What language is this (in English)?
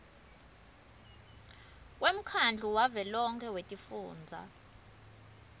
Swati